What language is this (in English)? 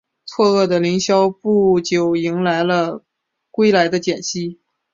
Chinese